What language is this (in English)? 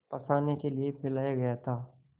Hindi